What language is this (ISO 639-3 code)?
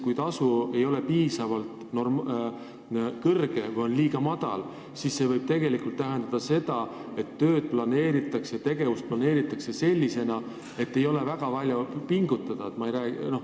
est